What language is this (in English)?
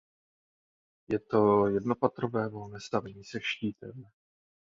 Czech